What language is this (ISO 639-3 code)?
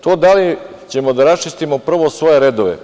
srp